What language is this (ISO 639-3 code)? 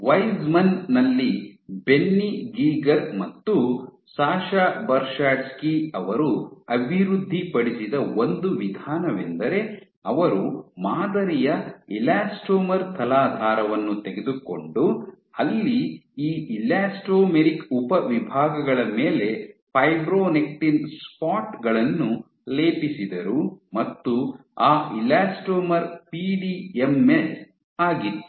kan